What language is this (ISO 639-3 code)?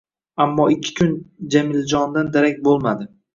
uzb